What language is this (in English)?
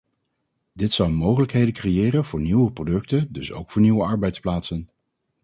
Dutch